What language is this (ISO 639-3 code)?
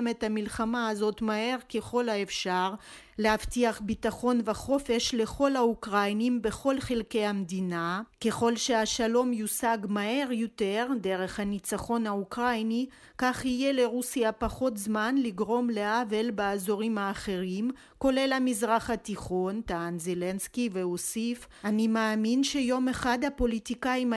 heb